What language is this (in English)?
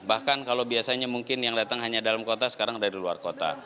Indonesian